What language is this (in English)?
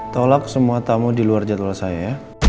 Indonesian